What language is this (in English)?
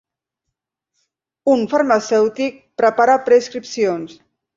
Catalan